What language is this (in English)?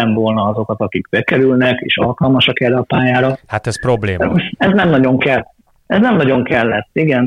Hungarian